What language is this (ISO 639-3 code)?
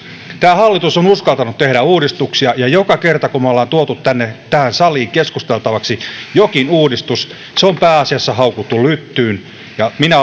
fin